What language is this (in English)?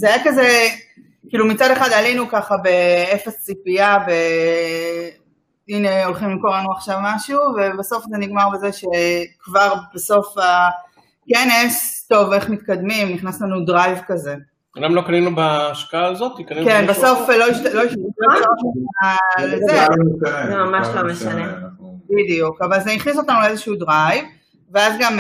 Hebrew